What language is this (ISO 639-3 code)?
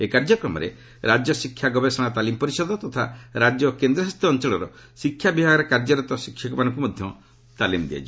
ori